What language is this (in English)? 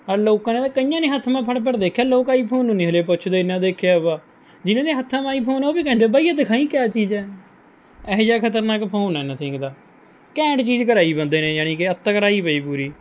Punjabi